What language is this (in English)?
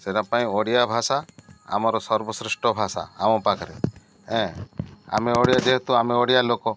Odia